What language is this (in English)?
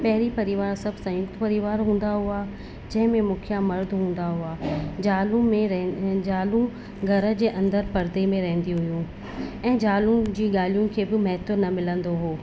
Sindhi